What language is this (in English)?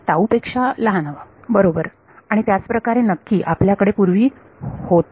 Marathi